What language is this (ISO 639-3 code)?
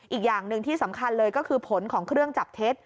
tha